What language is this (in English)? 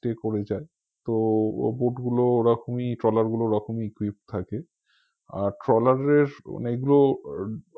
Bangla